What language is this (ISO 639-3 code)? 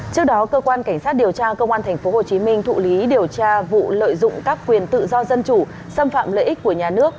vie